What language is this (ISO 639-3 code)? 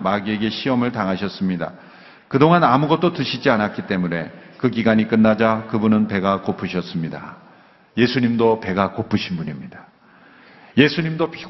kor